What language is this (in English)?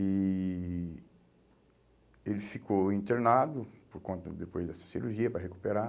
Portuguese